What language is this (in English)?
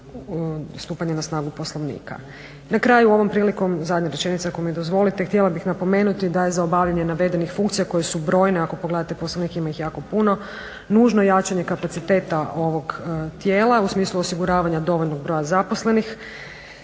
Croatian